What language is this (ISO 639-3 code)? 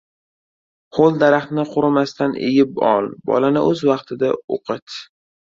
uzb